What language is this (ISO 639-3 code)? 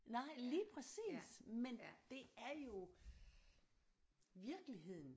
dan